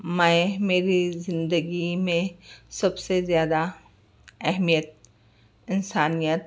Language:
Urdu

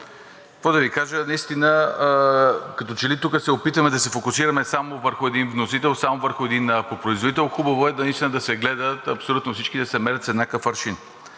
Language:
Bulgarian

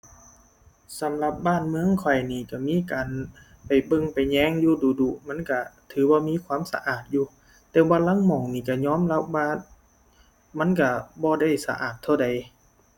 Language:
Thai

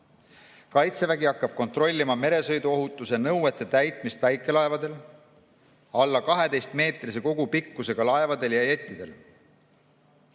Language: Estonian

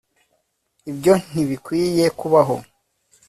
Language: Kinyarwanda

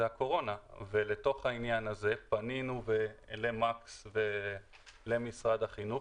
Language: Hebrew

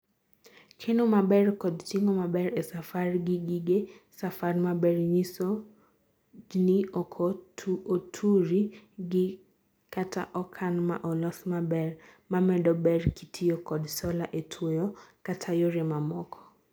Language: Luo (Kenya and Tanzania)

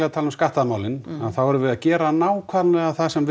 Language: Icelandic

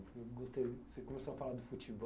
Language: Portuguese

